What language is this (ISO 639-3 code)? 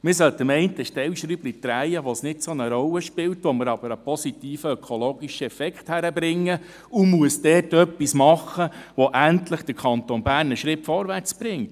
gsw